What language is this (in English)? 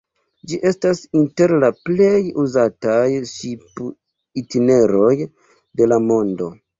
Esperanto